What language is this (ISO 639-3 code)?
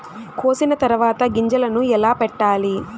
tel